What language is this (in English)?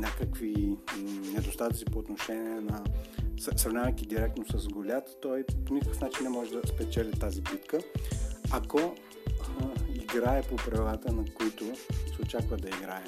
Bulgarian